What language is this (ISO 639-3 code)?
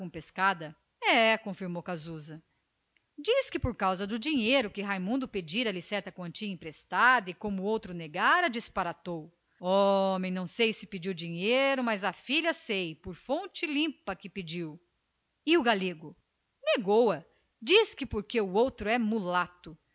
por